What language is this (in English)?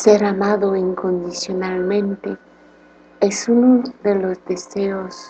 Spanish